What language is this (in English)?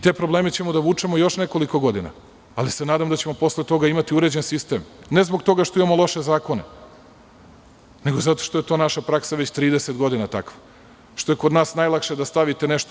Serbian